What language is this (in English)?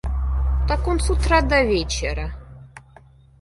Russian